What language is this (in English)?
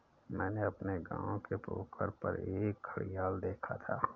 Hindi